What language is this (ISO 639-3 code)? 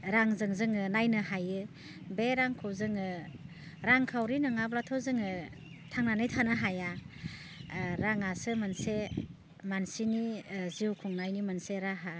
brx